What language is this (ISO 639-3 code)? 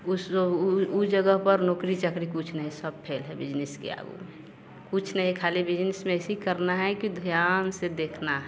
hin